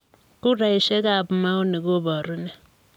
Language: Kalenjin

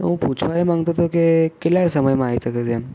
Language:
Gujarati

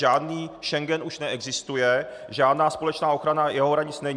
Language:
Czech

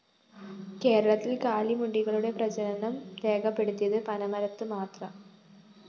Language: Malayalam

